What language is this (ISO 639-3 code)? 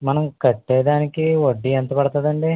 tel